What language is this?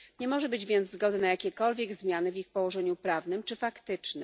Polish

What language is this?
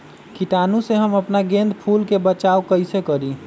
Magahi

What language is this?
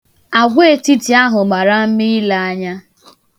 Igbo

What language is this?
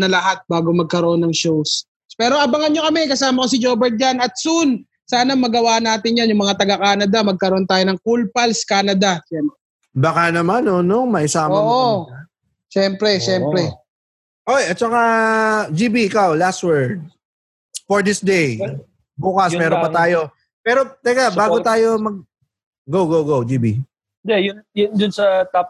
Filipino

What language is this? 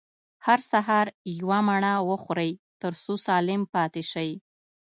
Pashto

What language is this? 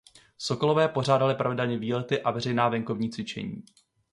Czech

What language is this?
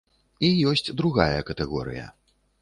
Belarusian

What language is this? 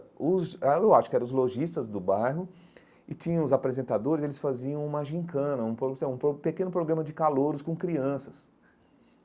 Portuguese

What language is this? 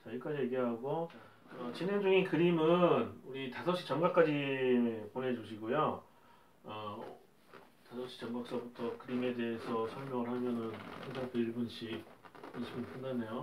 Korean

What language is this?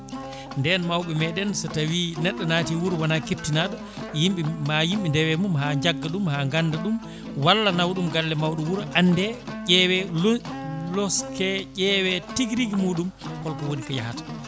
Fula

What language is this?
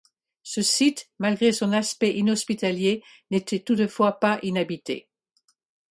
French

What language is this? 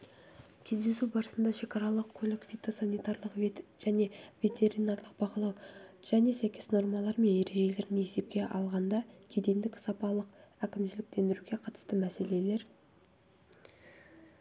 Kazakh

